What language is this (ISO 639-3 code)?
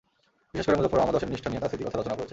ben